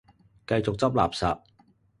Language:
Cantonese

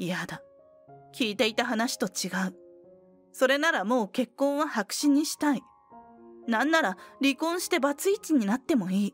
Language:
Japanese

